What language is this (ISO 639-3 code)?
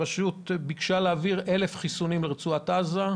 heb